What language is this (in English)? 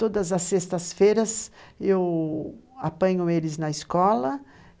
Portuguese